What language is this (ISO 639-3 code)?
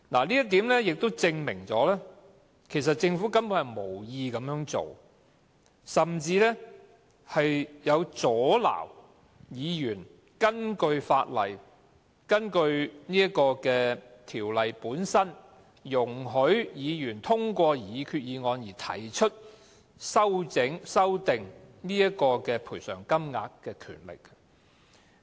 yue